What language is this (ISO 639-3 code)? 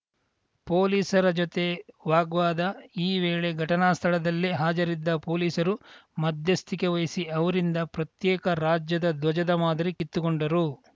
kan